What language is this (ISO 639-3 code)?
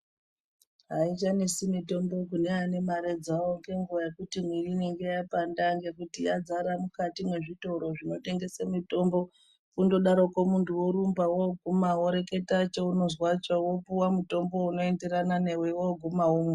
ndc